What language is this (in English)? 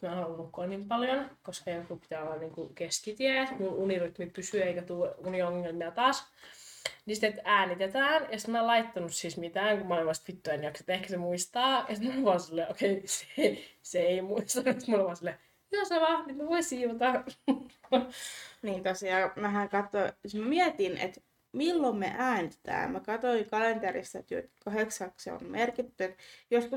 Finnish